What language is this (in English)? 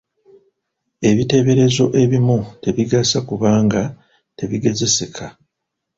Ganda